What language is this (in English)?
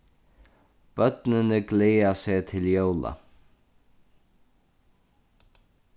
Faroese